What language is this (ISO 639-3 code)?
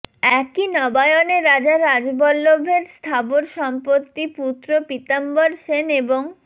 ben